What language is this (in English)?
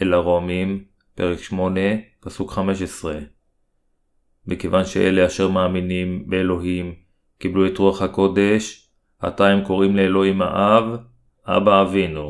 Hebrew